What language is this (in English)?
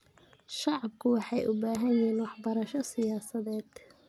Somali